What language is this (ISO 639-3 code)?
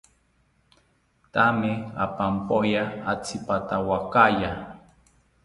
cpy